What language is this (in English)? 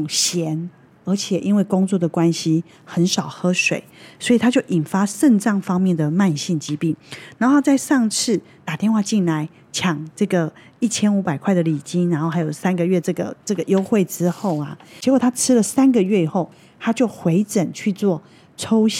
Chinese